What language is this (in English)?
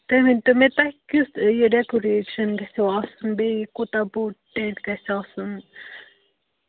Kashmiri